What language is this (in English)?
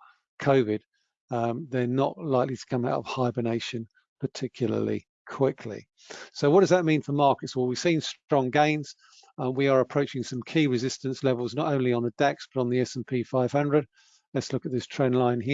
English